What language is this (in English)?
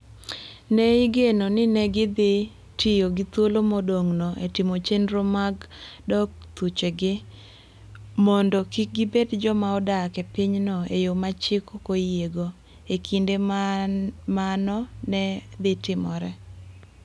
Luo (Kenya and Tanzania)